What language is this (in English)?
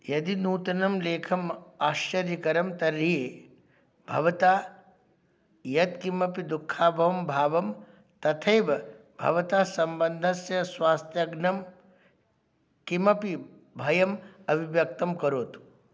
Sanskrit